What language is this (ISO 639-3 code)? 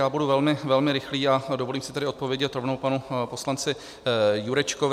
ces